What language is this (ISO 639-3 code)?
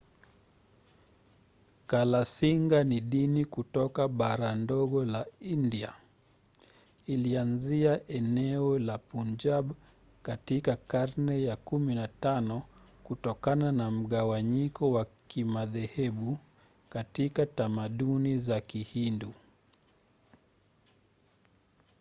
swa